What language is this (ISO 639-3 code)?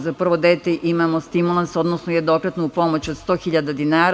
srp